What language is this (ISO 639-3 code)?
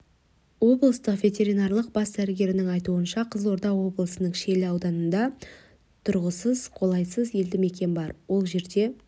kaz